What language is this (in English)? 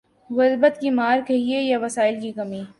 Urdu